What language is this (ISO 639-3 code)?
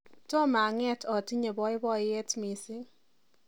kln